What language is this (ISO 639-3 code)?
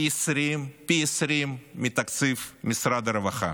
heb